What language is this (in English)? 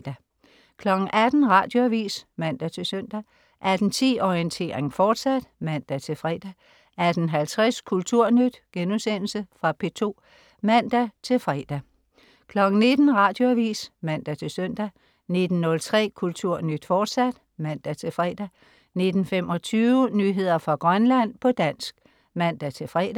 Danish